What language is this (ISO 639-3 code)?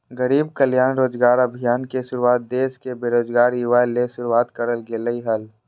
mag